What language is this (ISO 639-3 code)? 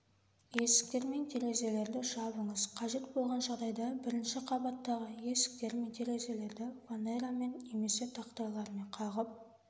kaz